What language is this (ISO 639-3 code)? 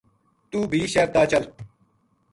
gju